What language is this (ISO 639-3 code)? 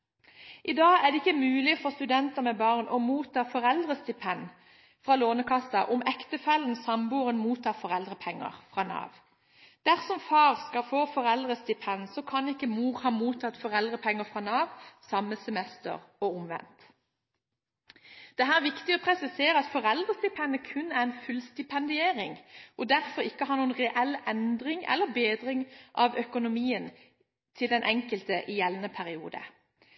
nob